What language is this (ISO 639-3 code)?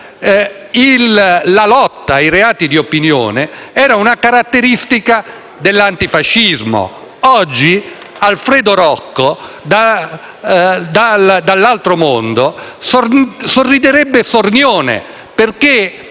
ita